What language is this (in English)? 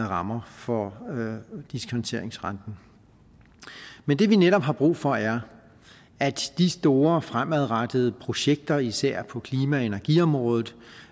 Danish